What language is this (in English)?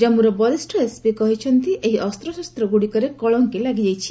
Odia